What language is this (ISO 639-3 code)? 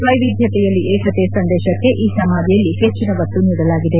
kan